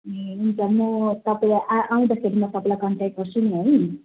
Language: Nepali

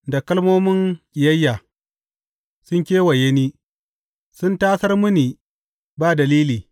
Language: Hausa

